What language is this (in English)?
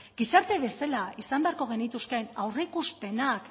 Basque